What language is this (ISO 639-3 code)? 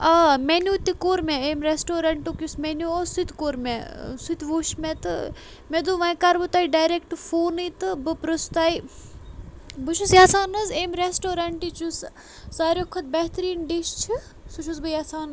kas